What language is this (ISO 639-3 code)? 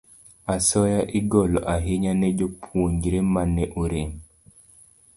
luo